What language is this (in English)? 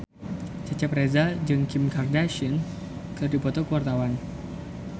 Sundanese